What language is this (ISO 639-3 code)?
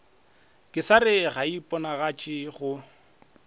nso